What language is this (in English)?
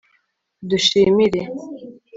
Kinyarwanda